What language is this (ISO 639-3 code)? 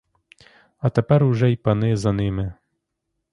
ukr